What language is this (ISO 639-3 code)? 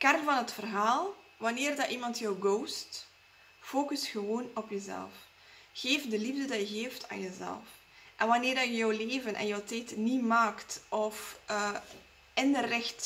nld